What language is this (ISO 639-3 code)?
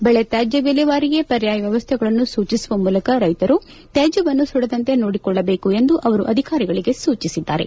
kan